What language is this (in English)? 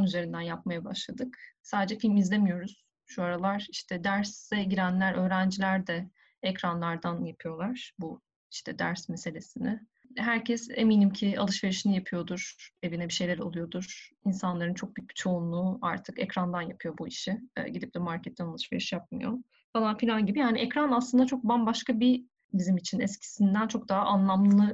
Turkish